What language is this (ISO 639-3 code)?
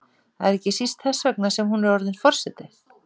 isl